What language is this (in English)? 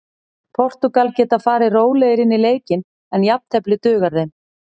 Icelandic